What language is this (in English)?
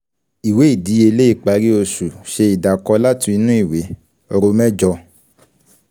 Yoruba